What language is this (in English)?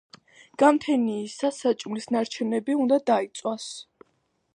Georgian